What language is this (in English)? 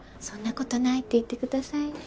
Japanese